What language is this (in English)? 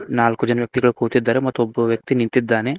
Kannada